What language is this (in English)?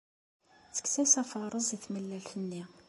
Kabyle